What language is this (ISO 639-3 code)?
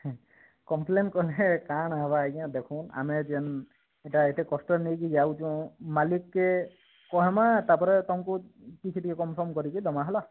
ori